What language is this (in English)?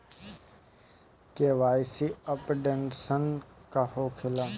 Bhojpuri